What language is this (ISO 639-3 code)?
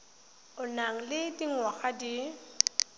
tsn